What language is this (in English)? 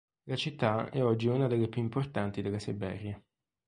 Italian